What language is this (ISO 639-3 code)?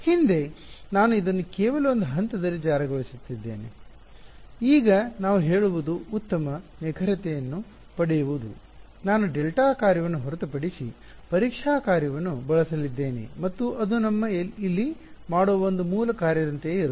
kan